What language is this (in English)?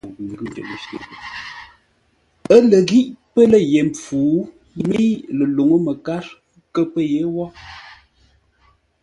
Ngombale